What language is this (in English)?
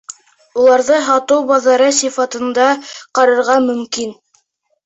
Bashkir